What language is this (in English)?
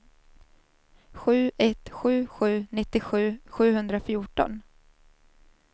Swedish